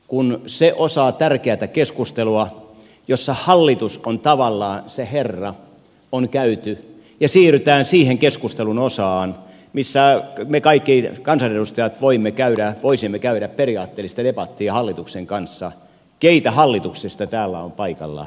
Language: Finnish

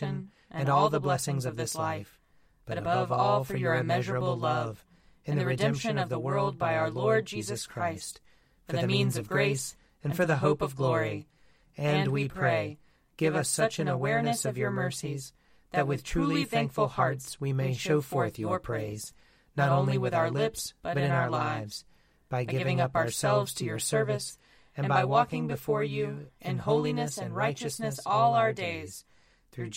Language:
English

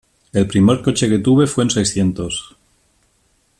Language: Spanish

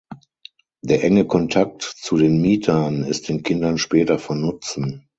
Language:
German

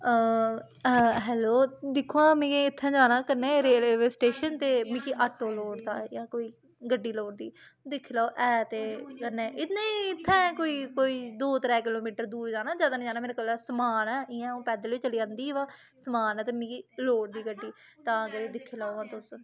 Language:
Dogri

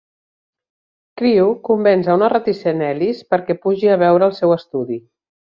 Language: Catalan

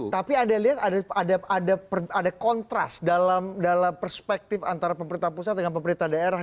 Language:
Indonesian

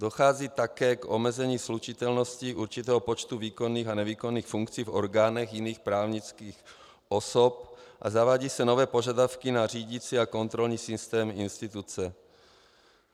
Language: Czech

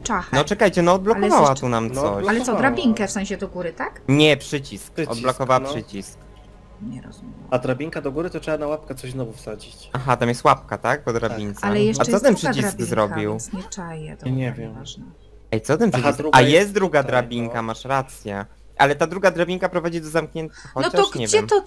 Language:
Polish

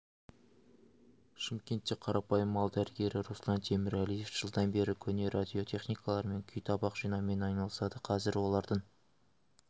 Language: Kazakh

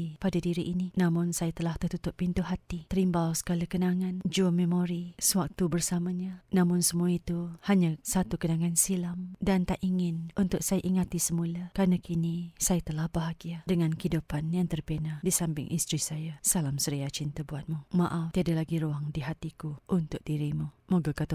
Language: Malay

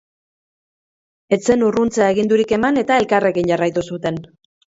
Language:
Basque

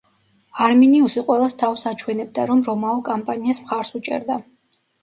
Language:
Georgian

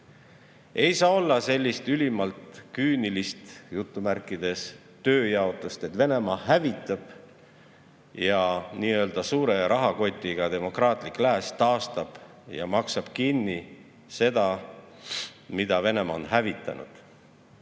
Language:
Estonian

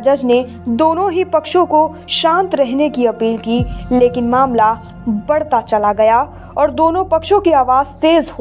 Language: Hindi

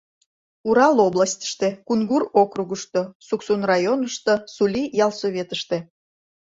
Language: Mari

